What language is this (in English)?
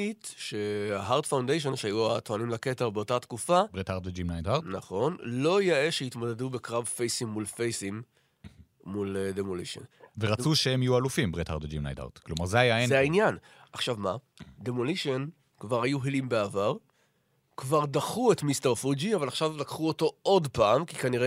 Hebrew